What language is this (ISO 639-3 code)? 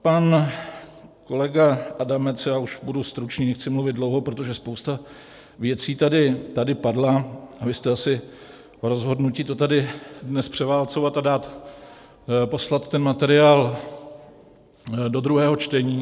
ces